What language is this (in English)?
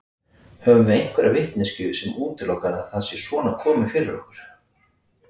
Icelandic